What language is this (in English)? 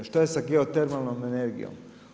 Croatian